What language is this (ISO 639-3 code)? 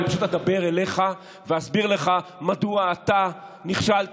heb